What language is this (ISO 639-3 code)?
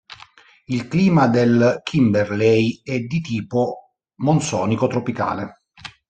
ita